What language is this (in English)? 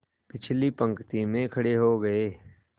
Hindi